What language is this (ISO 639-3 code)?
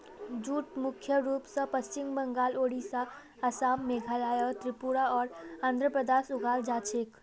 mag